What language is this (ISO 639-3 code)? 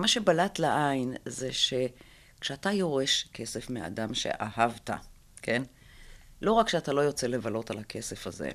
heb